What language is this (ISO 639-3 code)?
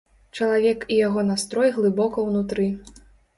bel